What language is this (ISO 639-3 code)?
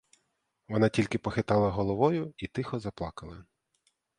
ukr